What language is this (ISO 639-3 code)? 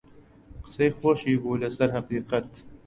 ckb